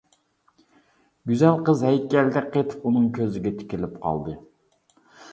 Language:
Uyghur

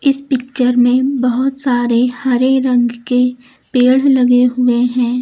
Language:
Hindi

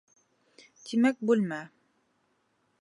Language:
Bashkir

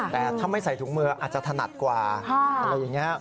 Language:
Thai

